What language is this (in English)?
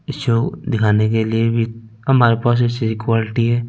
Hindi